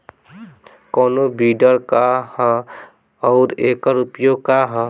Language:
Bhojpuri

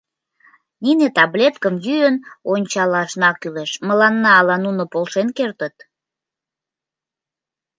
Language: Mari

